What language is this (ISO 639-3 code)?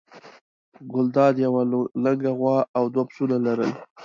pus